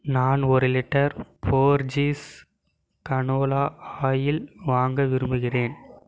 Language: Tamil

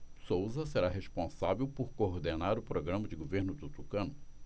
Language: Portuguese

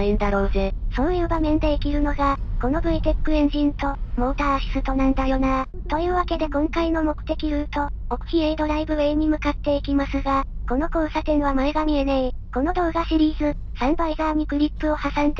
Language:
Japanese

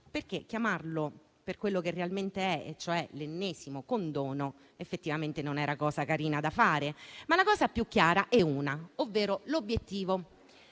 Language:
Italian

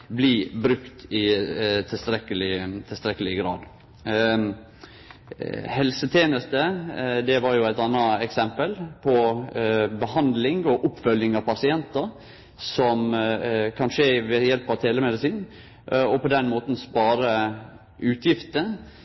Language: Norwegian Nynorsk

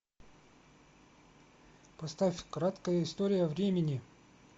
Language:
Russian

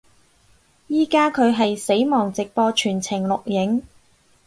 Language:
Cantonese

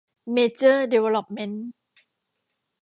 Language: Thai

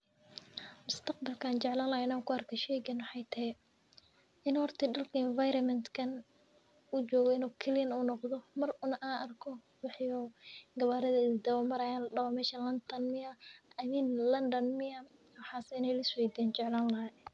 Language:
Somali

